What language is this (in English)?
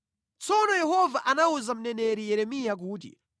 Nyanja